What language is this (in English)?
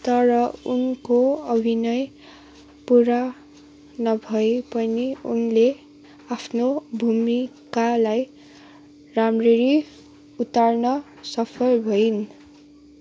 Nepali